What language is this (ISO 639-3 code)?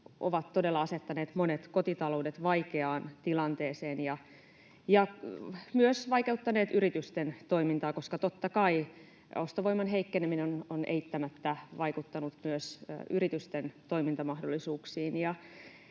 fin